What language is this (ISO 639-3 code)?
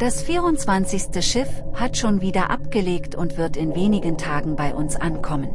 deu